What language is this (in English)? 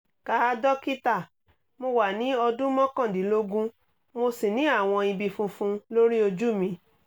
Yoruba